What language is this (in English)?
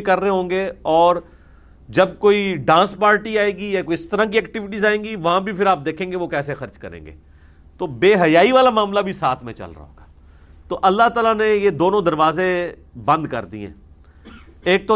Urdu